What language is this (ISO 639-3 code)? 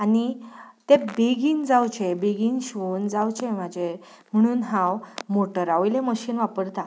kok